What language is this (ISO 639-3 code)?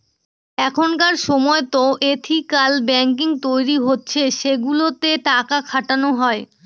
ben